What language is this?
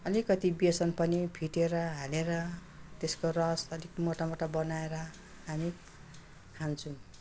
Nepali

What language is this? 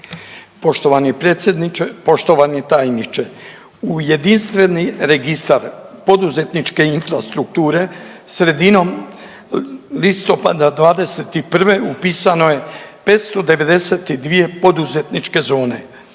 Croatian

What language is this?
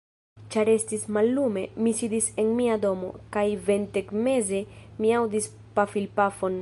Esperanto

